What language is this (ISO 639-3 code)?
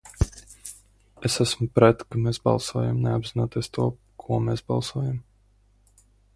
lav